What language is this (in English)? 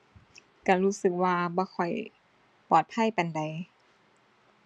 Thai